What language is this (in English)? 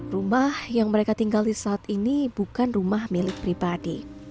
Indonesian